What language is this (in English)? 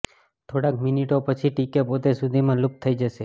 Gujarati